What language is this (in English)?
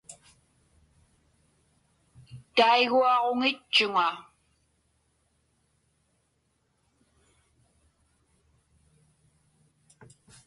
Inupiaq